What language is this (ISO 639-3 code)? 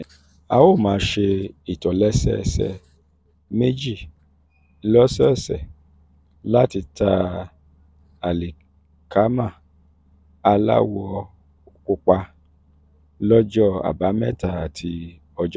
yor